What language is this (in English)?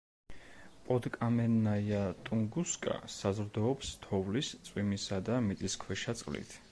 Georgian